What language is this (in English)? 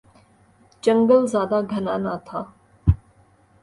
Urdu